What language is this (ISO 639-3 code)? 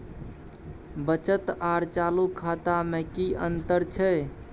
mai